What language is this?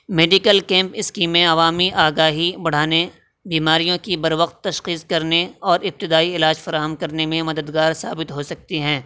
Urdu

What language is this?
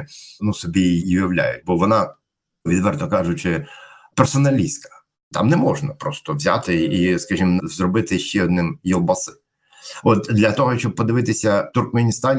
Ukrainian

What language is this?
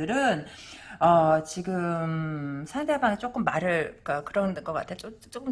Korean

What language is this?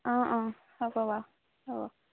Assamese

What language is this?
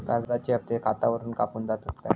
Marathi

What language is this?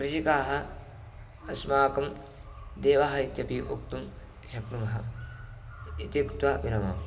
Sanskrit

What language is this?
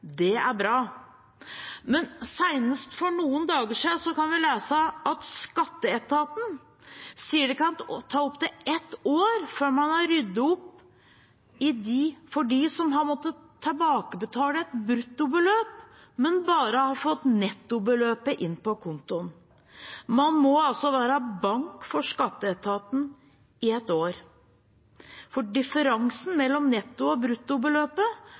Norwegian Bokmål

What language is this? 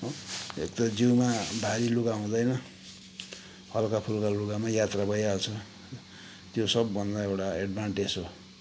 Nepali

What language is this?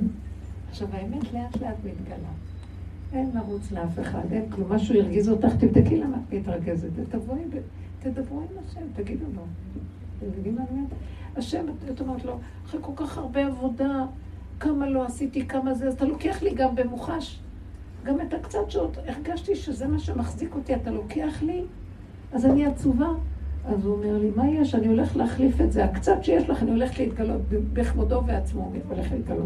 Hebrew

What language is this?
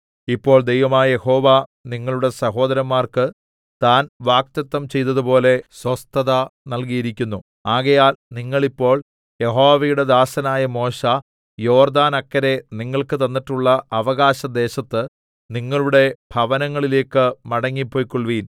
Malayalam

